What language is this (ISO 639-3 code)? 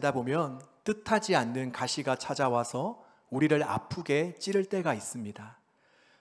kor